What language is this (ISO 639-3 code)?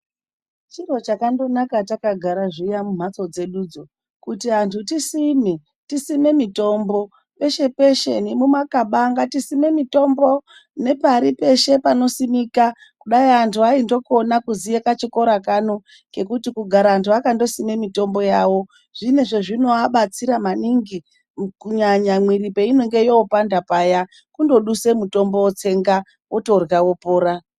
ndc